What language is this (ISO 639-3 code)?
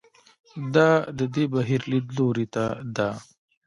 pus